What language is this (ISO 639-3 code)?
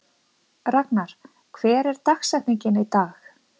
isl